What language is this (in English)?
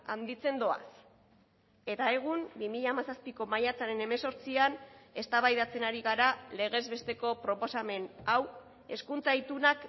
Basque